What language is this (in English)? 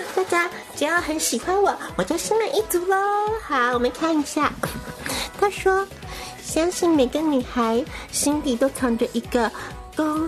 Chinese